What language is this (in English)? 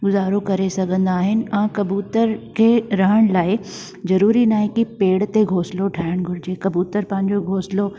Sindhi